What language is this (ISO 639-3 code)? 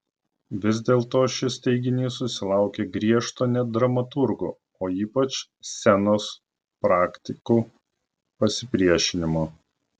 lit